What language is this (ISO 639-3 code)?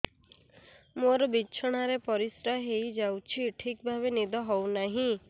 ori